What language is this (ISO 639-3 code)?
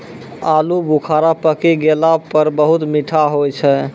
mai